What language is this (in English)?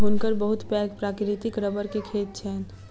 Maithili